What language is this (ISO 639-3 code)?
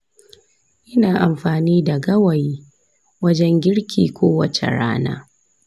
hau